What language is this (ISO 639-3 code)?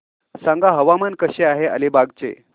mar